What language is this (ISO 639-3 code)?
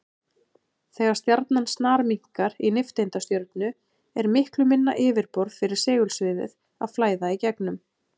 isl